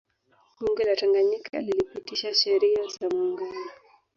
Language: Swahili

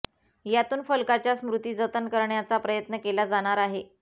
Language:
Marathi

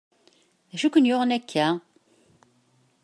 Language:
Kabyle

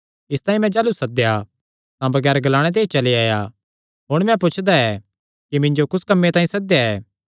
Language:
Kangri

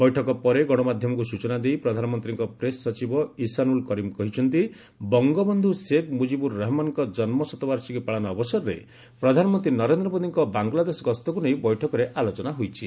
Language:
Odia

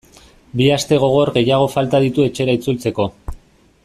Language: Basque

